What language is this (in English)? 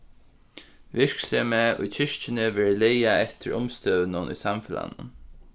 Faroese